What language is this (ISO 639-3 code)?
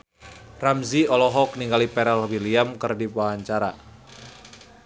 sun